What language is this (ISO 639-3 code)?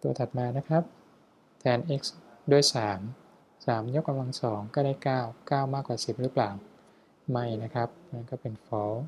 tha